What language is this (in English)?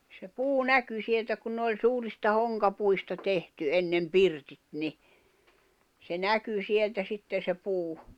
Finnish